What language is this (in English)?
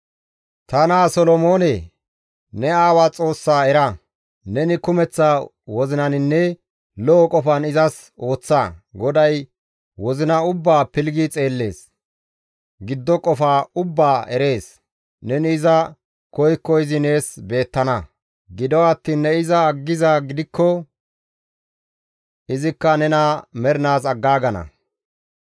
Gamo